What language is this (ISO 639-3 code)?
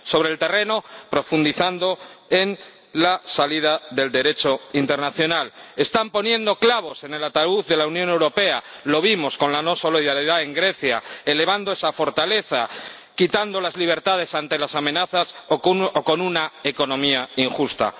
spa